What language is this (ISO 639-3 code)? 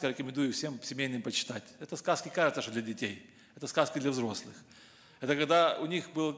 rus